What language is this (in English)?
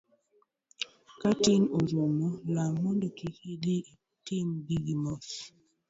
Luo (Kenya and Tanzania)